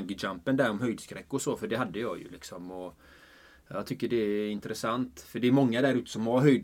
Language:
Swedish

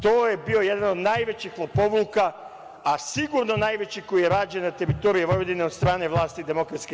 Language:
Serbian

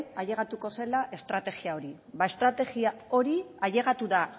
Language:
Basque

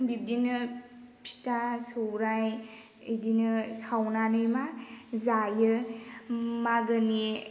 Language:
Bodo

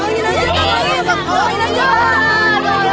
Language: Indonesian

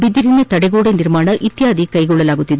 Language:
Kannada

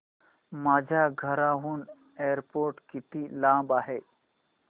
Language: Marathi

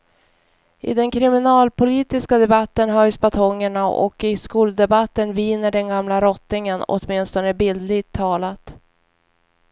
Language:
Swedish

